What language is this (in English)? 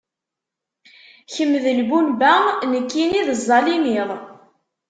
Kabyle